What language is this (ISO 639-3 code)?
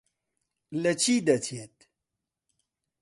ckb